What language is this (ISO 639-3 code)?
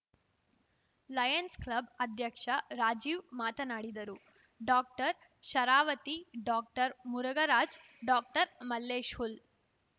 kan